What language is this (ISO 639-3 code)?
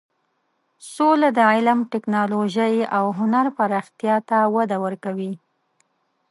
pus